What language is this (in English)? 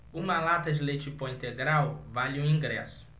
Portuguese